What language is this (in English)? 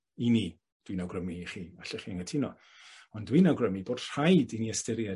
Welsh